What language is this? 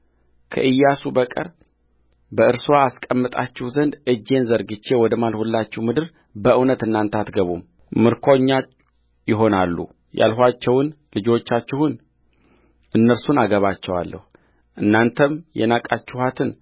Amharic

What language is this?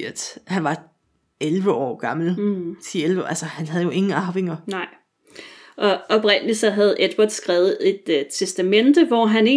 Danish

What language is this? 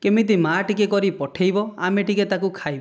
Odia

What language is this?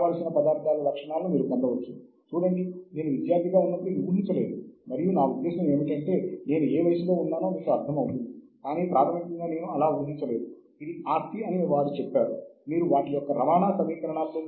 Telugu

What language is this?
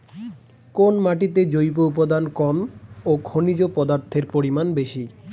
Bangla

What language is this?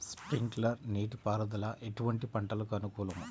Telugu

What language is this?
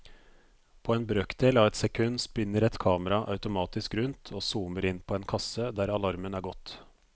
Norwegian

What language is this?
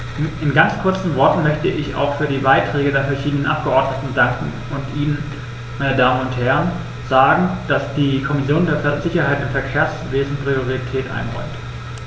German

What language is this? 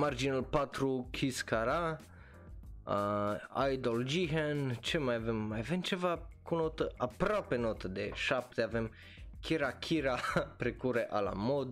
Romanian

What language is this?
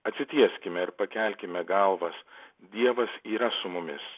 Lithuanian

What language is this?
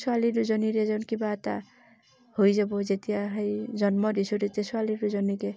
Assamese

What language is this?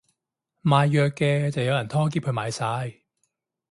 Cantonese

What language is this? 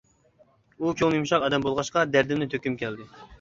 Uyghur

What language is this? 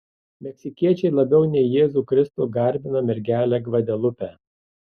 Lithuanian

